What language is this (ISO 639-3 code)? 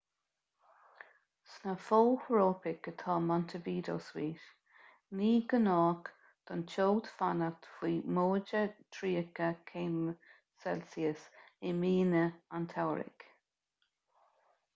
gle